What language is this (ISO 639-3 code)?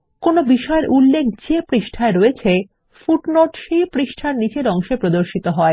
ben